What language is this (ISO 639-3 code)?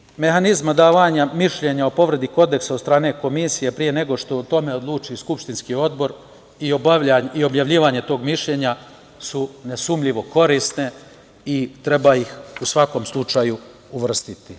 srp